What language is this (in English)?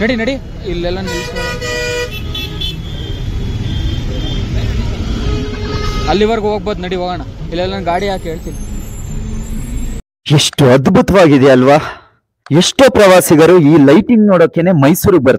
Turkish